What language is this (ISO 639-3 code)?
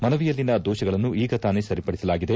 kan